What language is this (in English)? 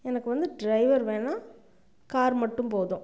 Tamil